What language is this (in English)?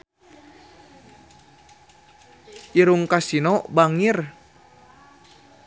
Sundanese